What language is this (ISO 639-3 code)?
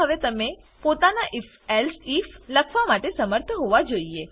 guj